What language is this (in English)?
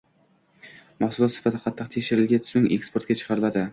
Uzbek